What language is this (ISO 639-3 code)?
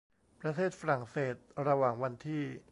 tha